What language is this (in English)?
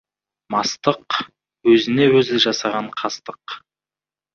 Kazakh